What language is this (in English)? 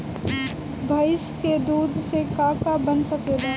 Bhojpuri